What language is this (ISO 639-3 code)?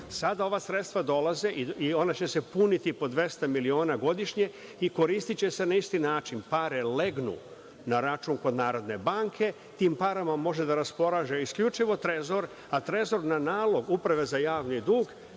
srp